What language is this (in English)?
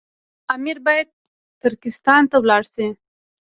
Pashto